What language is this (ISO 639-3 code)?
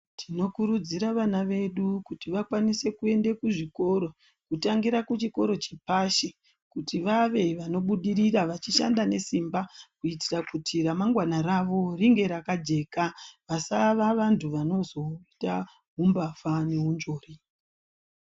ndc